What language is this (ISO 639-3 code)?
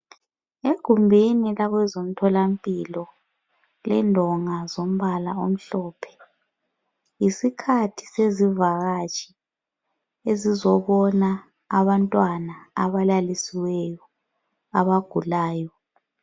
nde